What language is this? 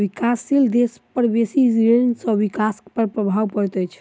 Maithili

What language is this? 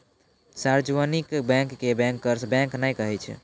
Maithili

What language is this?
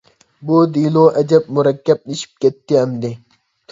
Uyghur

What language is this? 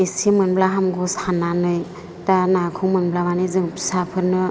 Bodo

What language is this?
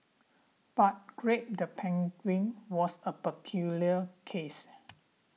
English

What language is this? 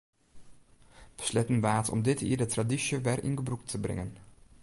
Western Frisian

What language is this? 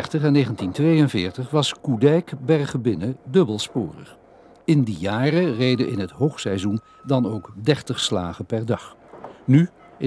Dutch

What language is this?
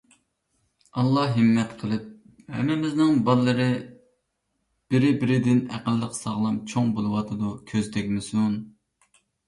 Uyghur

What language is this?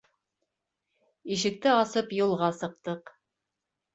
Bashkir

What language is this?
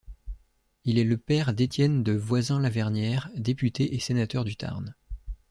French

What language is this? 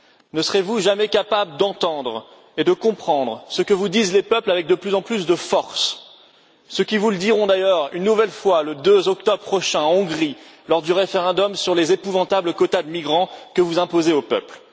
French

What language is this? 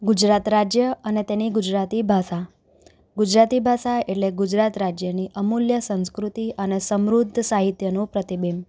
Gujarati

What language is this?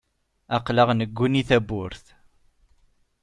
Kabyle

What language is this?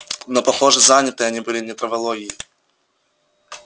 Russian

